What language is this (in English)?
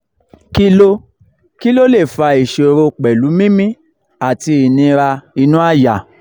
Yoruba